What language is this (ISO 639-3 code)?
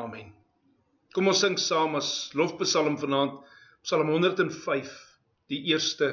nld